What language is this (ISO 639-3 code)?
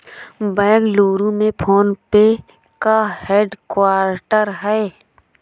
hin